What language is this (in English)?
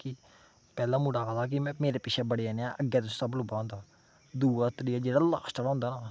Dogri